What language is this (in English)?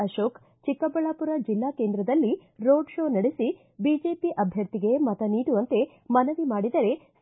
Kannada